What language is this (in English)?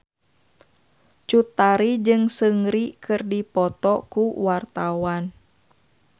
Sundanese